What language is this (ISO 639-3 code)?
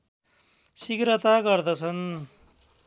nep